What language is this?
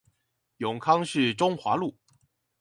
Chinese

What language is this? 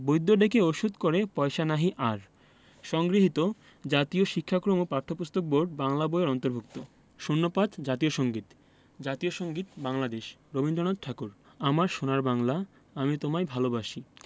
Bangla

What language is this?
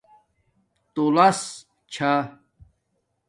Domaaki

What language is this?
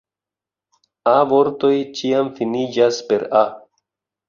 Esperanto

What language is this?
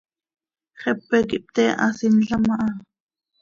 Seri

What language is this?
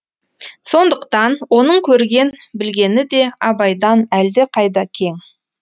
Kazakh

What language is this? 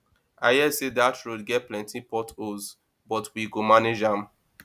Nigerian Pidgin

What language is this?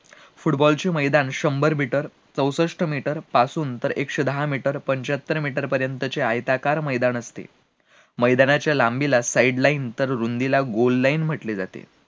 Marathi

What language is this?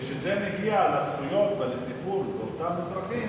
Hebrew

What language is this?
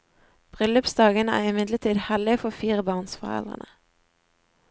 Norwegian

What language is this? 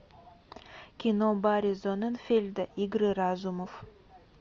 Russian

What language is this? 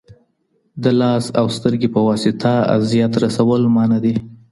Pashto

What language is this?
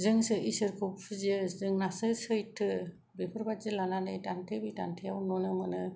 Bodo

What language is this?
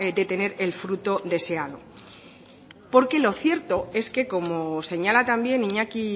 Spanish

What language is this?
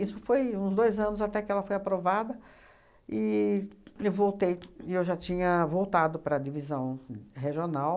Portuguese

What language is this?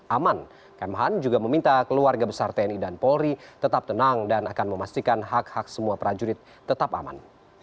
Indonesian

